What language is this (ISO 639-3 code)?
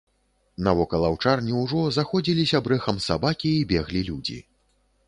bel